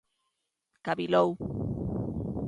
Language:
Galician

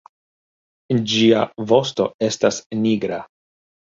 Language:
Esperanto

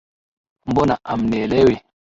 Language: Swahili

